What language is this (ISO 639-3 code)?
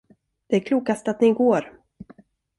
swe